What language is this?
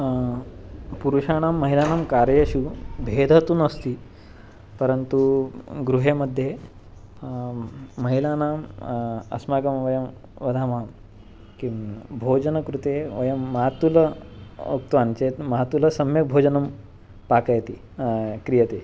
Sanskrit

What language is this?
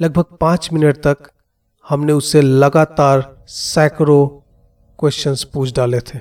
Hindi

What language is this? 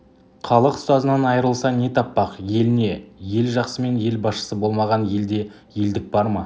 Kazakh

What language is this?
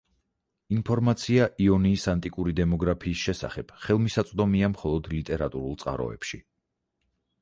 Georgian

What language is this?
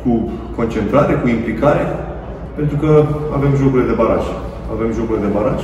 Romanian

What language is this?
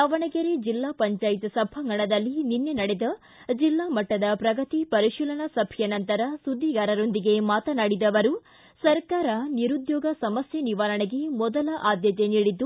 Kannada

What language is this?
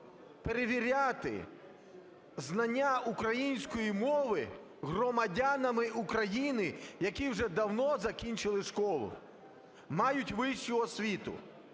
Ukrainian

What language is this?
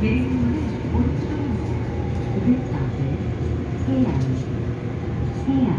Korean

